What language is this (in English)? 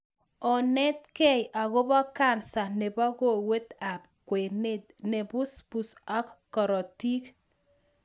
Kalenjin